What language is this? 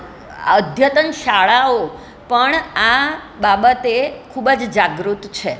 Gujarati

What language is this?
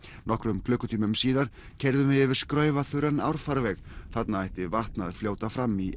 Icelandic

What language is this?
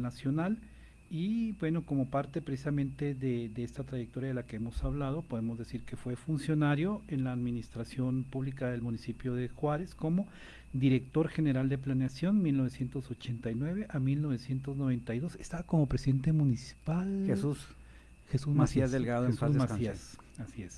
Spanish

